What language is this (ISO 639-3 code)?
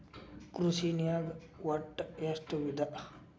kan